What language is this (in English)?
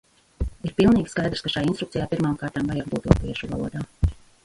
Latvian